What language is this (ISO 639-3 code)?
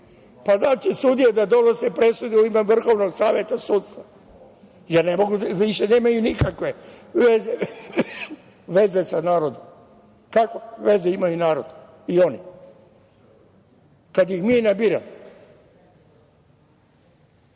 srp